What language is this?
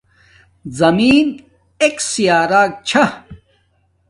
Domaaki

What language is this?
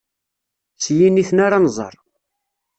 Kabyle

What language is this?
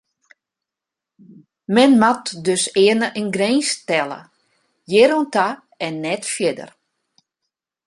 Western Frisian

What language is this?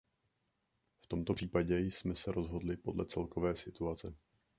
Czech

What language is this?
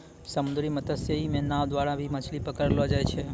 Maithili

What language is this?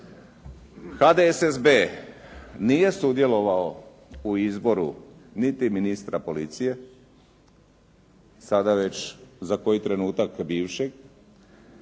Croatian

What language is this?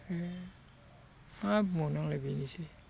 Bodo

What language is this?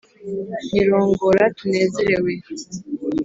Kinyarwanda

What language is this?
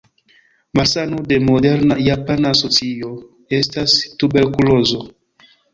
Esperanto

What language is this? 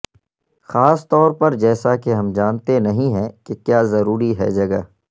Urdu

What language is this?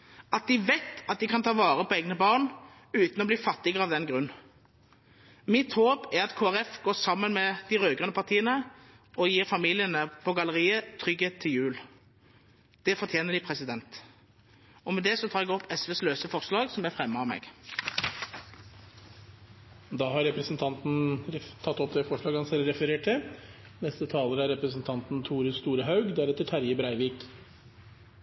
Norwegian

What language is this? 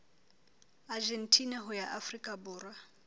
Southern Sotho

